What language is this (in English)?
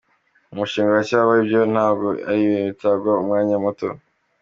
Kinyarwanda